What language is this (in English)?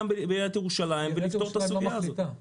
Hebrew